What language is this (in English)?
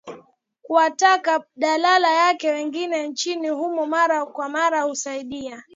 Swahili